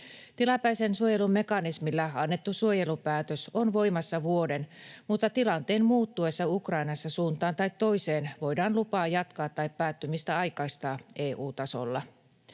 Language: Finnish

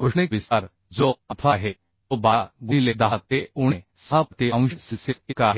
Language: Marathi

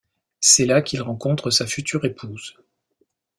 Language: French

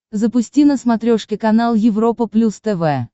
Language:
Russian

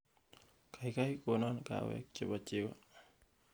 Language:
Kalenjin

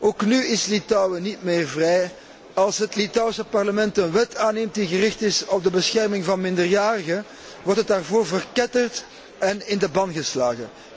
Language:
Dutch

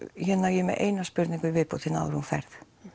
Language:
Icelandic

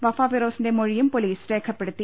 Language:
Malayalam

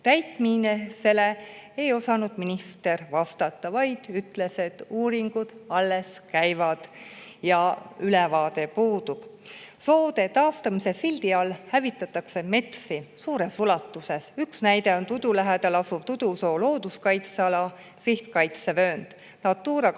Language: Estonian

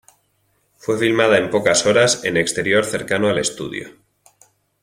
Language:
Spanish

